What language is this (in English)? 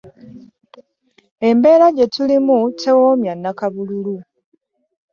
Ganda